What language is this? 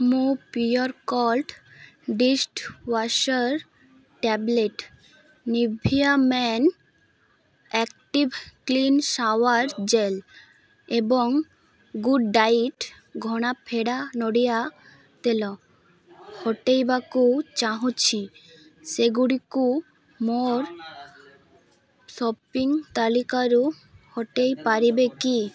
Odia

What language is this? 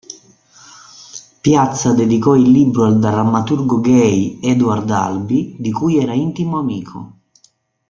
Italian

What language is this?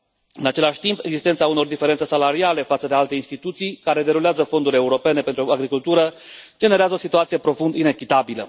Romanian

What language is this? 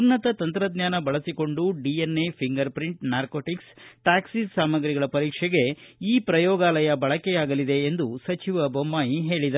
Kannada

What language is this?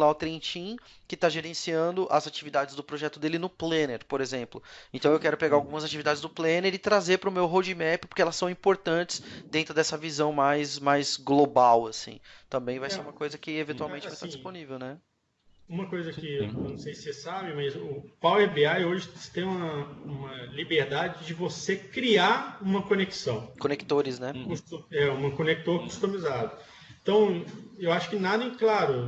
Portuguese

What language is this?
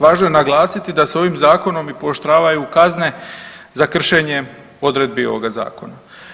Croatian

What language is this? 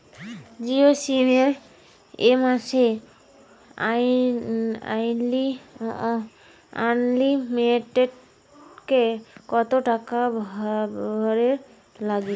Bangla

